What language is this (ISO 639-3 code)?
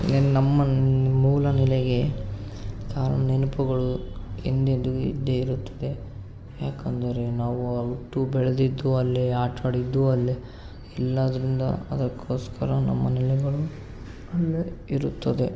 kan